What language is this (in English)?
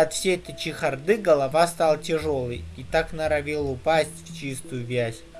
Russian